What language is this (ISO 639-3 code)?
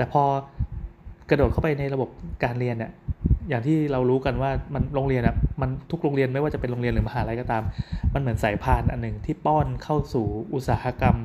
tha